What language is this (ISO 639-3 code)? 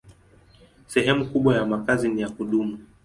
swa